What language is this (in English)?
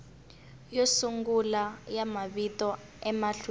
Tsonga